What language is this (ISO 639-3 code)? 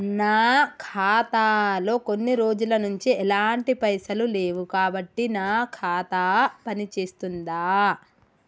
tel